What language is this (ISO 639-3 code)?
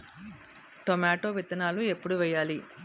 tel